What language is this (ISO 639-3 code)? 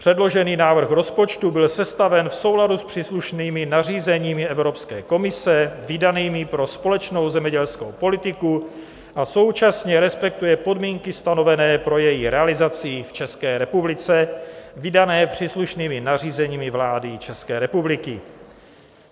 ces